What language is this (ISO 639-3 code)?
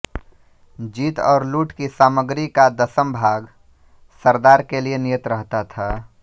hin